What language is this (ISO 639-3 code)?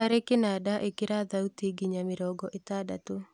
kik